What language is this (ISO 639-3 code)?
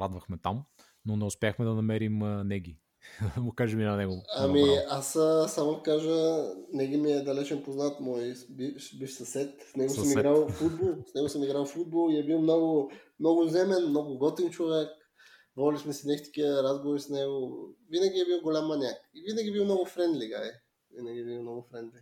bul